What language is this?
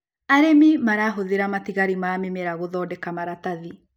Kikuyu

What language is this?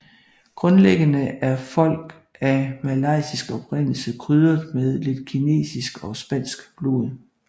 Danish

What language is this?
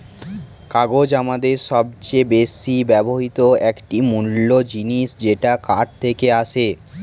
Bangla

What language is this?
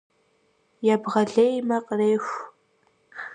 Kabardian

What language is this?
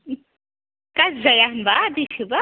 Bodo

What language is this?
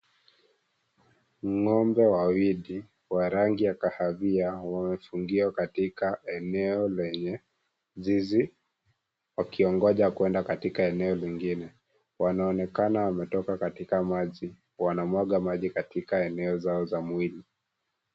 Swahili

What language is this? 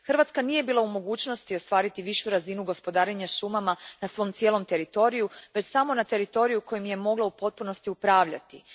Croatian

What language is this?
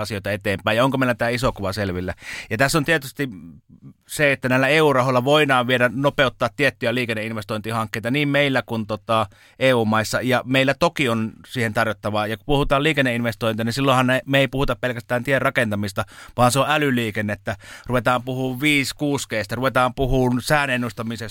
Finnish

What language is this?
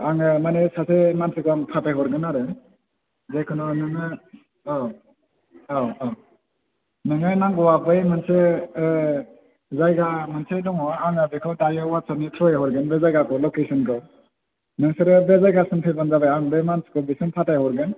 Bodo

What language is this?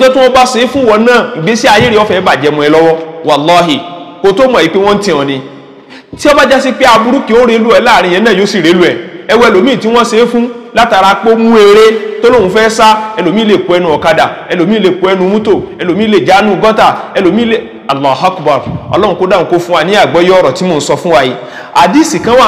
Arabic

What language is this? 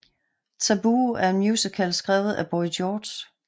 Danish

